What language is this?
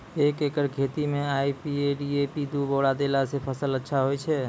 Maithili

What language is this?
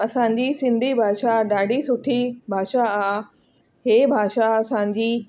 Sindhi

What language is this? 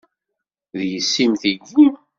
Kabyle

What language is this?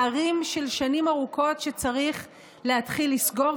Hebrew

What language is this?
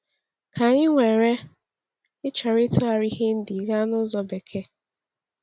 Igbo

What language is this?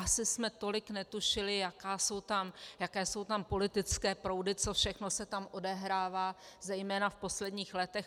Czech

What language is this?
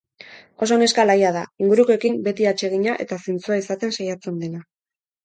Basque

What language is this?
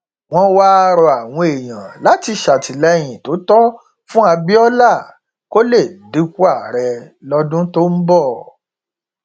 Yoruba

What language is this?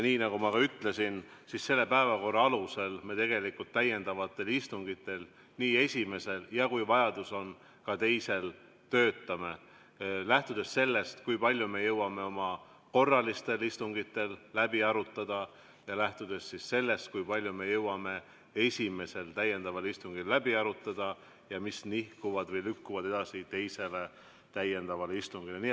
Estonian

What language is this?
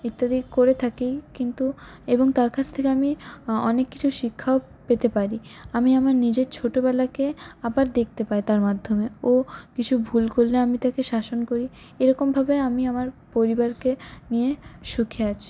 Bangla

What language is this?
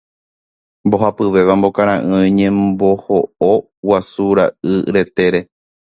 Guarani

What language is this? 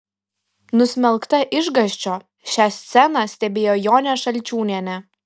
Lithuanian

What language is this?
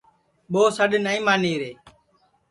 Sansi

